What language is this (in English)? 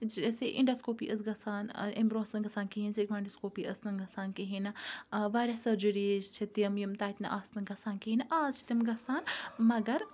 Kashmiri